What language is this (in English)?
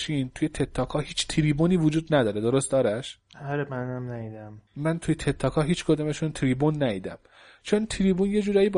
Persian